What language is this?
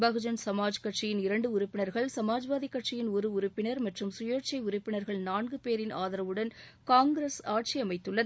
Tamil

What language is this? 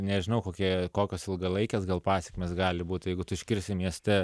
Lithuanian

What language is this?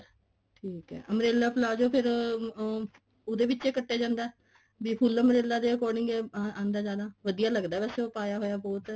Punjabi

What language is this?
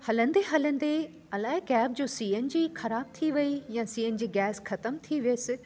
Sindhi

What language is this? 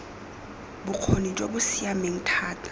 Tswana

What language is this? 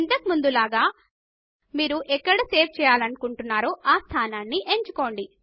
Telugu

